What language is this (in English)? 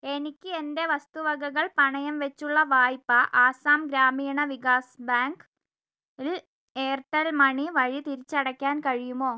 Malayalam